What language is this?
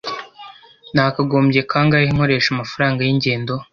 Kinyarwanda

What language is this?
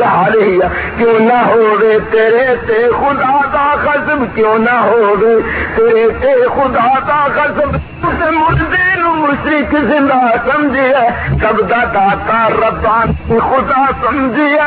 Urdu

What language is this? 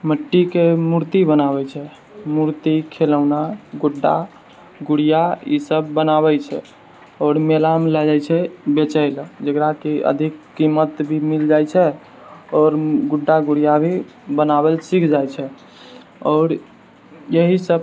Maithili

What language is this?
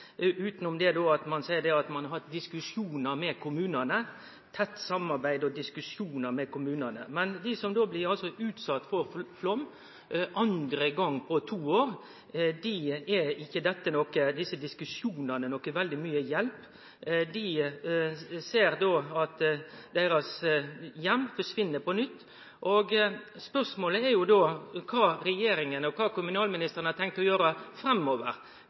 Norwegian Nynorsk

